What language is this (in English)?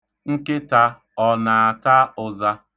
Igbo